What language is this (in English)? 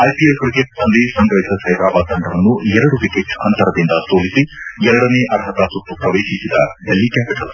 Kannada